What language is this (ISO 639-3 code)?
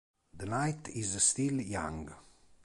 ita